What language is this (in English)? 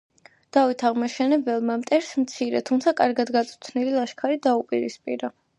Georgian